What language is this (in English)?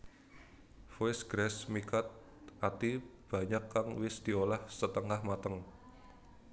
Javanese